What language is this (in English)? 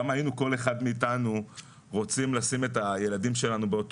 Hebrew